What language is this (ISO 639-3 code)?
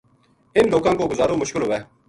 gju